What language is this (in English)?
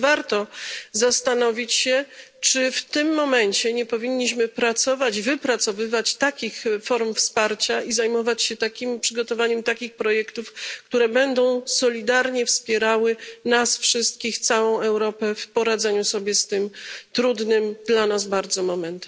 Polish